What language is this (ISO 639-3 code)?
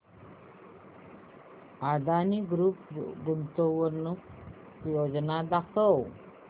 mar